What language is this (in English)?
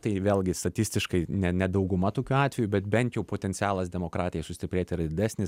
Lithuanian